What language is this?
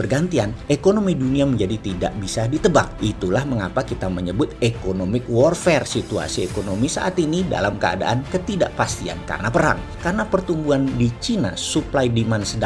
Indonesian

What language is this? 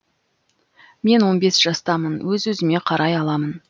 Kazakh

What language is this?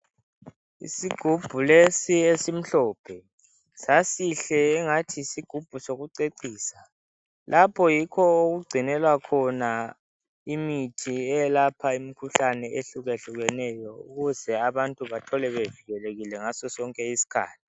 North Ndebele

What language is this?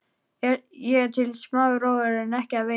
Icelandic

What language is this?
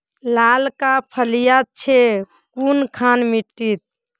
Magahi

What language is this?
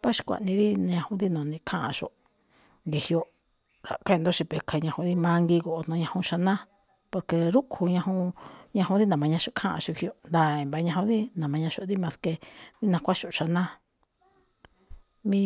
Malinaltepec Me'phaa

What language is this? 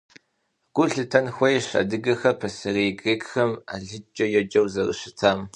Kabardian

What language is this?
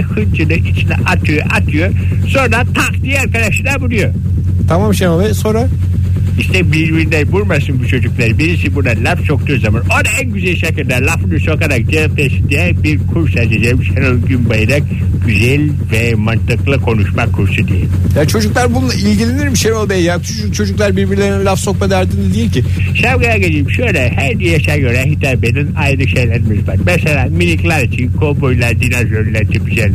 Turkish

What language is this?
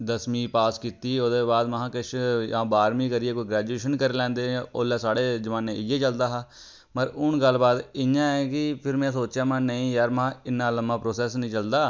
Dogri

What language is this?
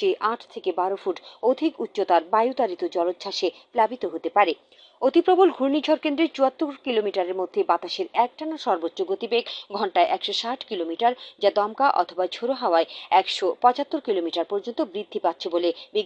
English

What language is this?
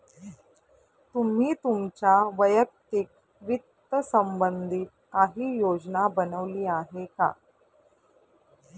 Marathi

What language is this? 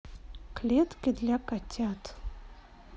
Russian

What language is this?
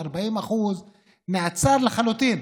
Hebrew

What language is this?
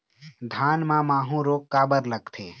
Chhattisgarhi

